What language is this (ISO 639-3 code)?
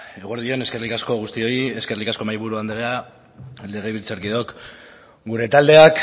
eus